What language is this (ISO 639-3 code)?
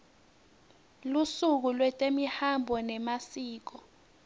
ssw